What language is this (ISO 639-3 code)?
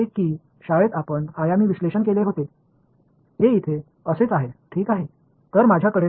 tam